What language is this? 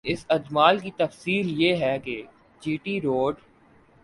Urdu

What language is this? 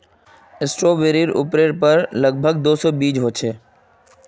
Magahi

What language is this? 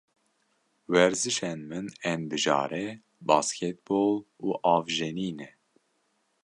Kurdish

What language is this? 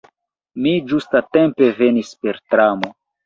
Esperanto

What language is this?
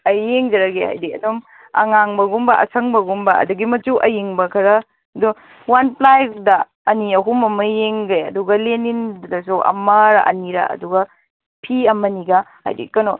Manipuri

